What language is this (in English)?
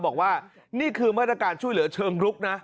Thai